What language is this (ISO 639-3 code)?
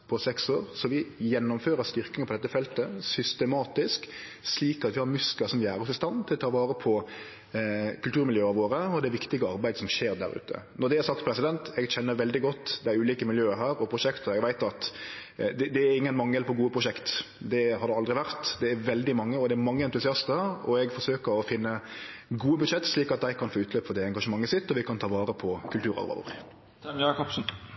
nno